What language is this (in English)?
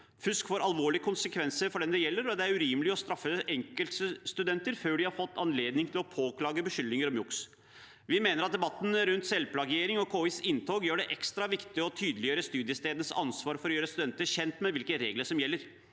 Norwegian